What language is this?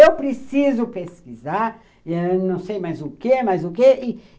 Portuguese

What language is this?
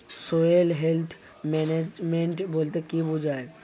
Bangla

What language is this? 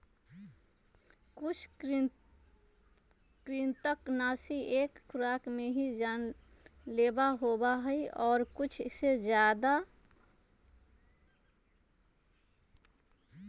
Magahi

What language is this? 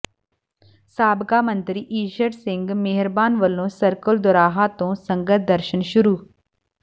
Punjabi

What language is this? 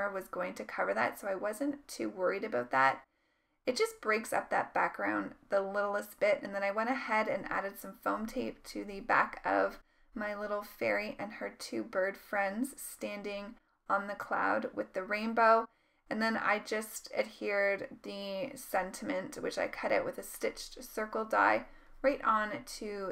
English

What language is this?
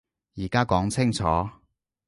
Cantonese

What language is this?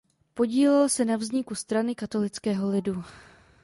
Czech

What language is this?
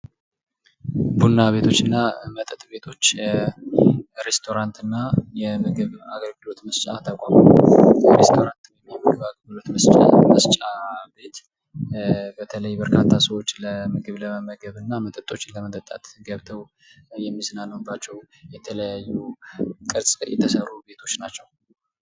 Amharic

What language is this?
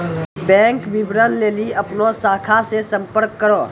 Maithili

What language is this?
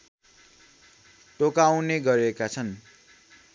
Nepali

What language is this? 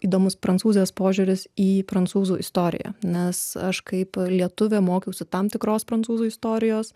Lithuanian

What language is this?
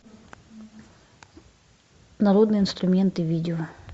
Russian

